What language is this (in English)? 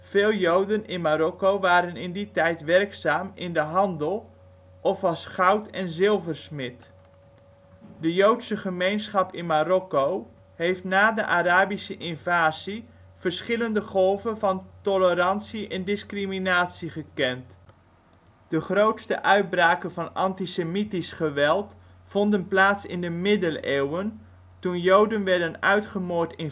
Dutch